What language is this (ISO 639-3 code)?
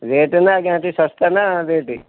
ori